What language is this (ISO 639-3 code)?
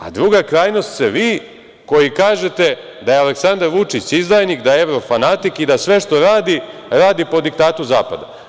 srp